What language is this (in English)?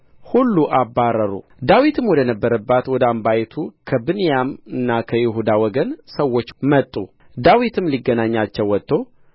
Amharic